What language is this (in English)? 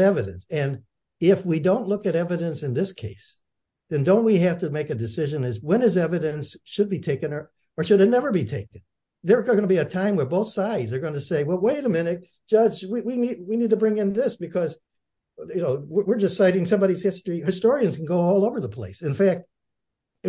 English